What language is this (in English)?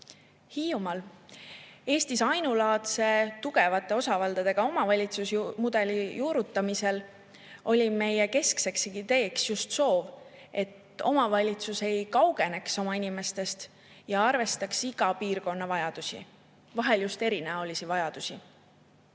Estonian